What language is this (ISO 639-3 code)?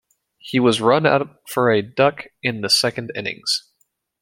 eng